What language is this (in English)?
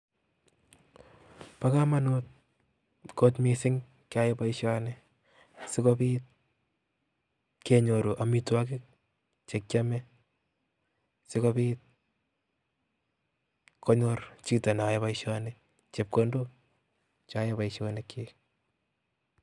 Kalenjin